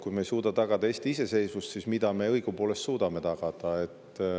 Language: Estonian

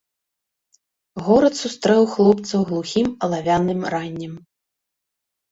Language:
Belarusian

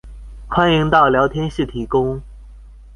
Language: Chinese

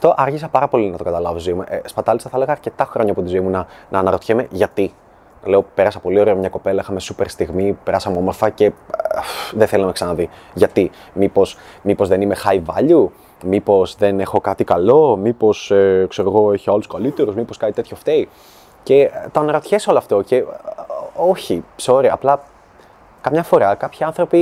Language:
Greek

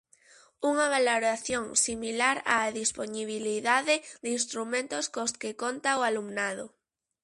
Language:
Galician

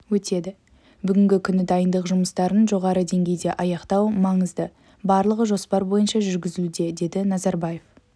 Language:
Kazakh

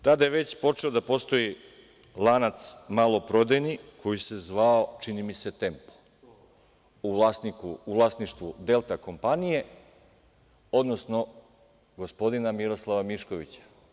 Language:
Serbian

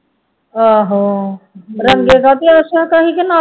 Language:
Punjabi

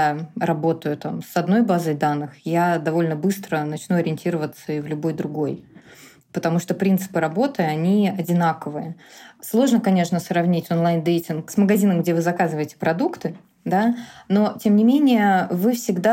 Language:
Russian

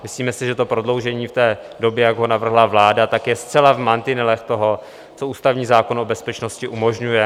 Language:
Czech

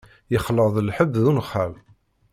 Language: Kabyle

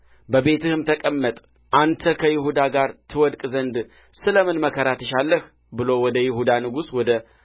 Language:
Amharic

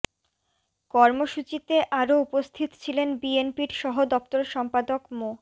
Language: Bangla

